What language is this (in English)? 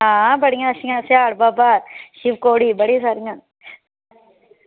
Dogri